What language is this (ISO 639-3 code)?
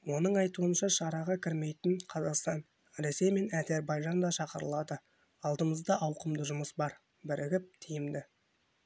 kaz